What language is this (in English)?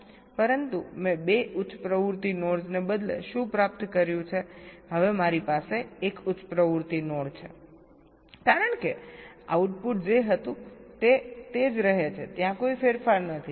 Gujarati